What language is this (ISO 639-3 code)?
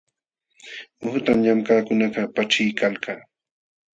qxw